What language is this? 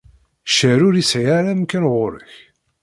Kabyle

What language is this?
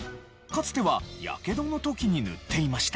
Japanese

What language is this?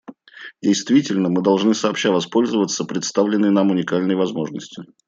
Russian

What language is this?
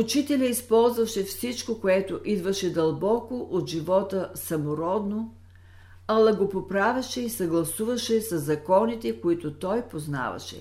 Bulgarian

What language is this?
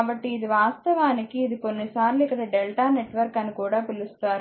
Telugu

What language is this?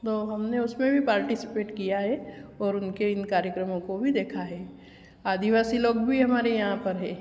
Hindi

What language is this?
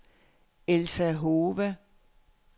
Danish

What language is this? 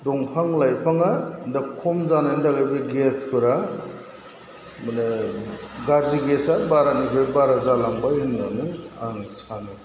Bodo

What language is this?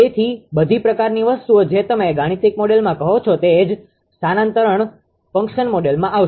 Gujarati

